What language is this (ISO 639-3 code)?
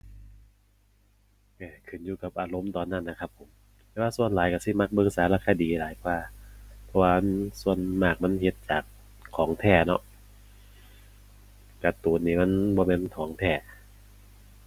tha